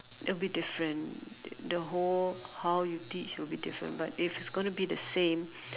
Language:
English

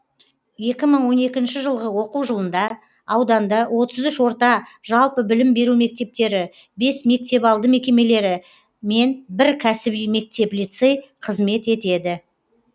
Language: Kazakh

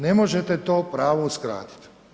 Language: Croatian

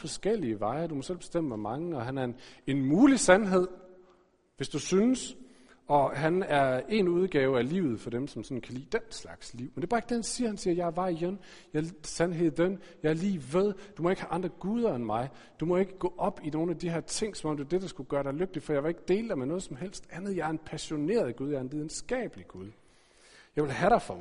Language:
Danish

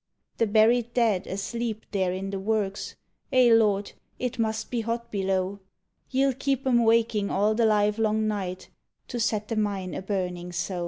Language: English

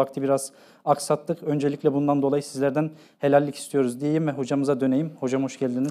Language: Turkish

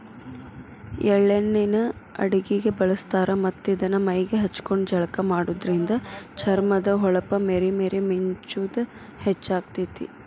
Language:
Kannada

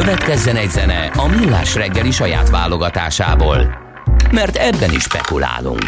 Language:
Hungarian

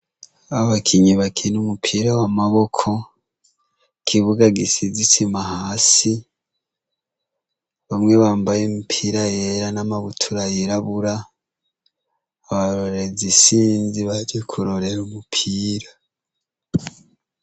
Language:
Rundi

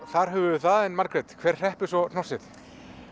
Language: Icelandic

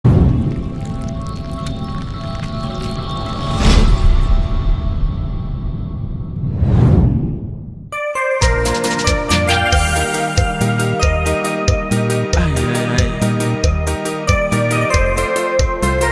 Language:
Indonesian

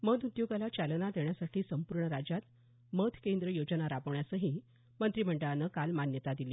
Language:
Marathi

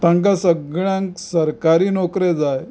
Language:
Konkani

